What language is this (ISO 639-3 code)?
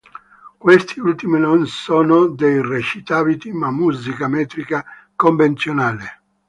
ita